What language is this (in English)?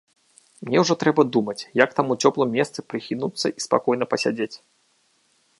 Belarusian